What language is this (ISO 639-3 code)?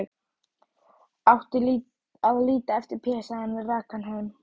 isl